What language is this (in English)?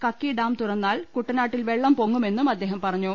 Malayalam